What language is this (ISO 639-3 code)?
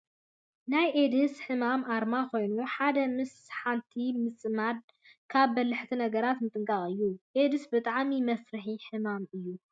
tir